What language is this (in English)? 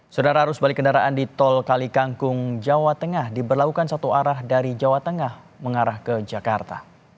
Indonesian